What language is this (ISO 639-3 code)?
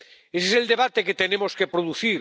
spa